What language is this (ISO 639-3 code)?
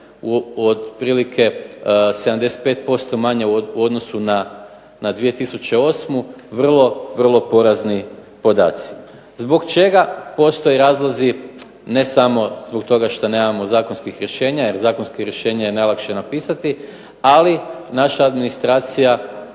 hrv